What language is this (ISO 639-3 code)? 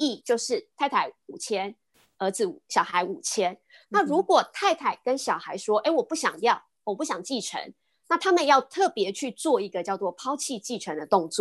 zho